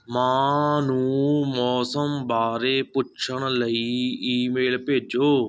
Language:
Punjabi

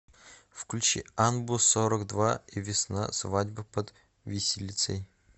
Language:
Russian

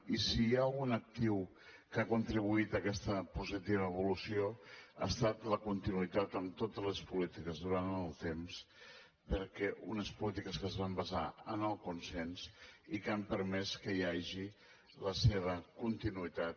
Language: Catalan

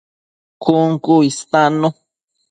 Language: Matsés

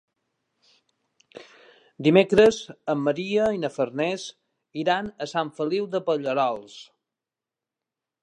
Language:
Catalan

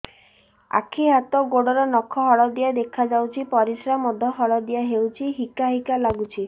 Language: Odia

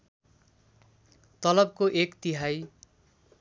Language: Nepali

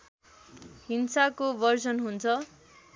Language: Nepali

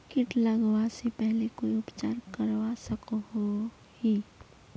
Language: Magahi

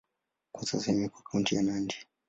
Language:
Swahili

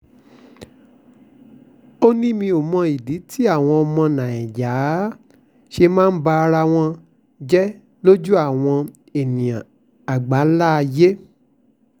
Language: Yoruba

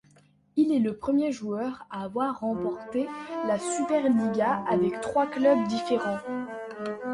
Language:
French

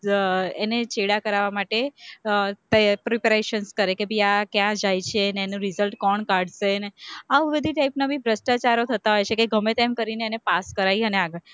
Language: Gujarati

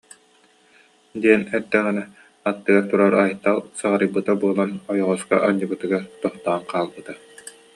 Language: Yakut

